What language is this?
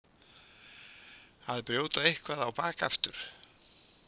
Icelandic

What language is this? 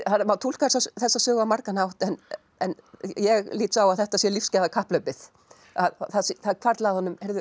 Icelandic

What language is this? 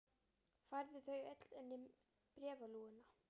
Icelandic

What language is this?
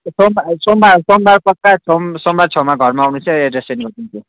Nepali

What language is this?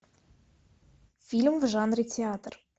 Russian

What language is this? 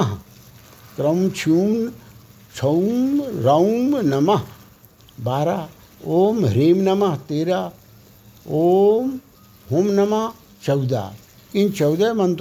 Hindi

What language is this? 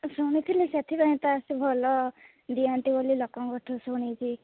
Odia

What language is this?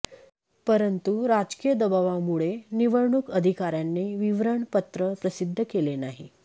Marathi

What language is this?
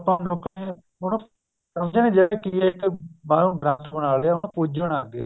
Punjabi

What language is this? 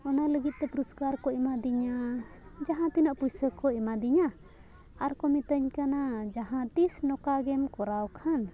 Santali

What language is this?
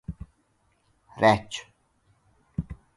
Hungarian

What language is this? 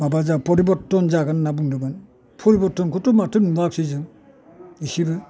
Bodo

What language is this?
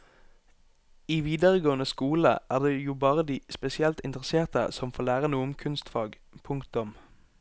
Norwegian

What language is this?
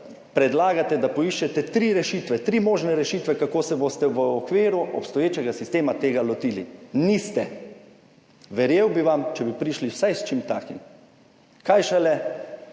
Slovenian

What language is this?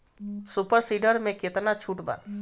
Bhojpuri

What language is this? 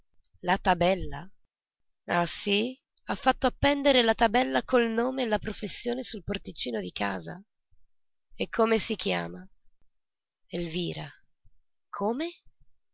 Italian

